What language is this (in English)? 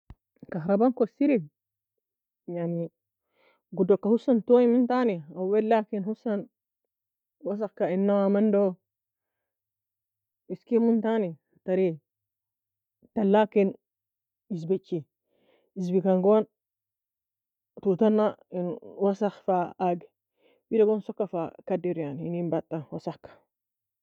Nobiin